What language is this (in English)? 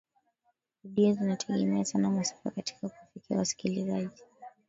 Swahili